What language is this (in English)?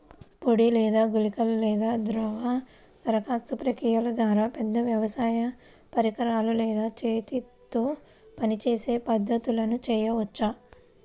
Telugu